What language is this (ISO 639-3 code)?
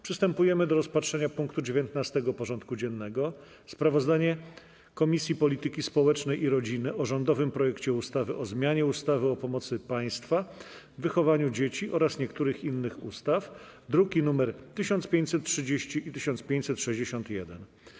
pol